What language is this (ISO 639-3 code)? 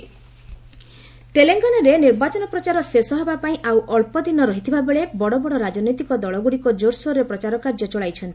ori